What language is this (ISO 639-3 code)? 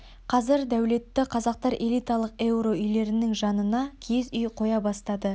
kaz